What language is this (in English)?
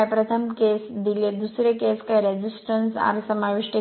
Marathi